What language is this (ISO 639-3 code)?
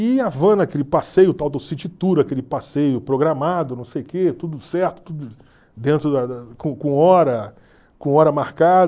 por